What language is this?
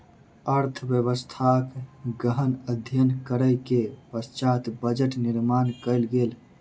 Maithili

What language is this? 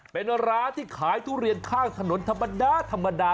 Thai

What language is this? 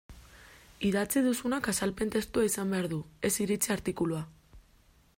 Basque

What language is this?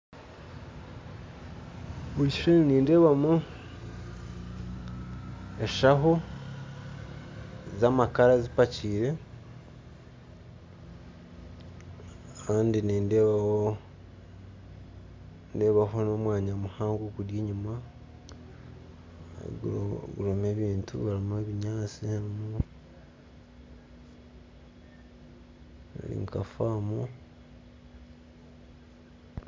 Nyankole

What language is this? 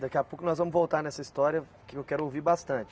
Portuguese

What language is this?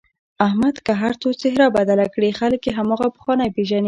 Pashto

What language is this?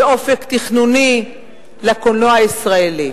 Hebrew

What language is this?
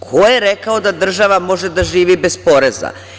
Serbian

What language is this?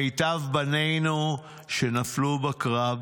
Hebrew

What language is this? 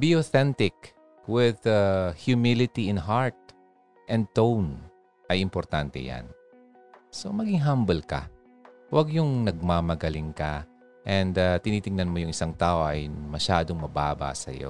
Filipino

